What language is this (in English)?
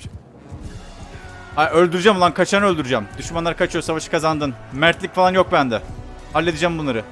Turkish